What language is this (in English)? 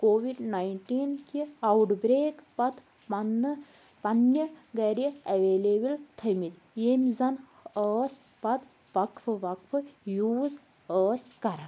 Kashmiri